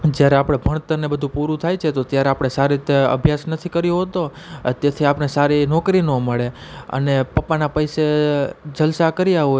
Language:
Gujarati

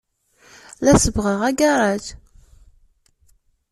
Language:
Kabyle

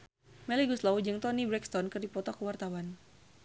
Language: Sundanese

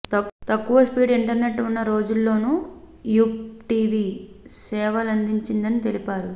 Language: Telugu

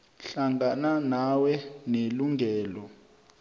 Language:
South Ndebele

